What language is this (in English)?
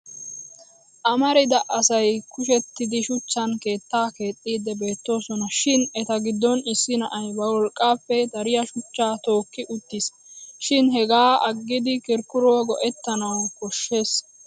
Wolaytta